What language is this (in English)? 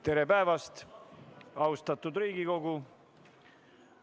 Estonian